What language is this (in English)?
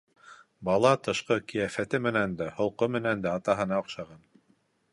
Bashkir